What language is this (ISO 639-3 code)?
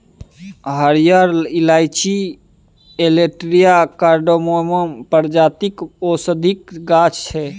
mai